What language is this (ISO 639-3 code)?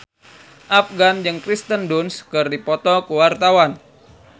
sun